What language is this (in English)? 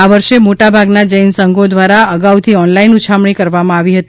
Gujarati